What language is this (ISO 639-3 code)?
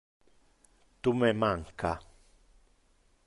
ina